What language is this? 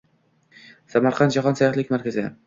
Uzbek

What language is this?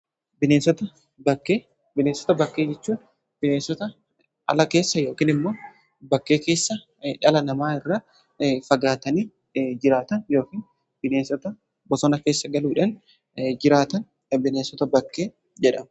Oromo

